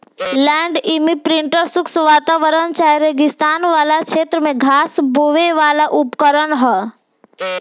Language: Bhojpuri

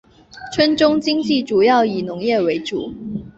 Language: Chinese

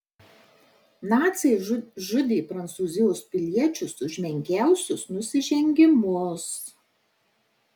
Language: Lithuanian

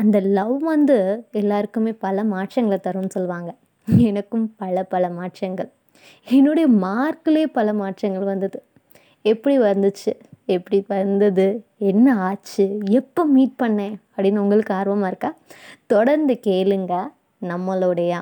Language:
Tamil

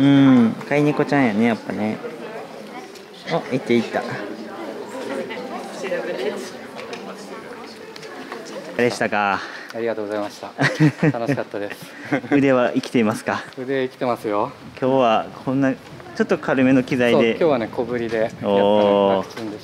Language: Japanese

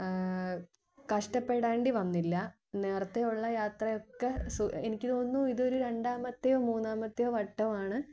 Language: Malayalam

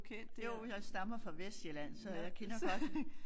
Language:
Danish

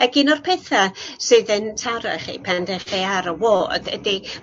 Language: Welsh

